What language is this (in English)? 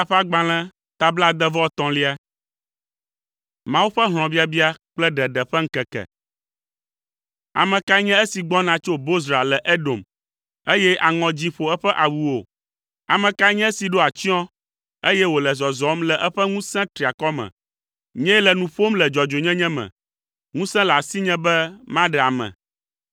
Ewe